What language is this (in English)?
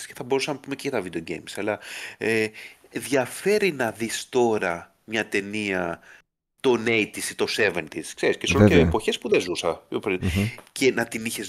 Greek